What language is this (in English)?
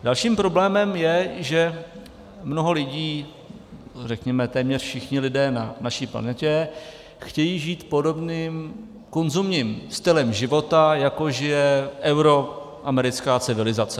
Czech